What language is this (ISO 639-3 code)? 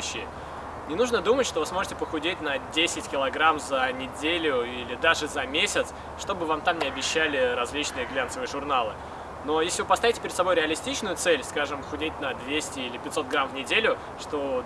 rus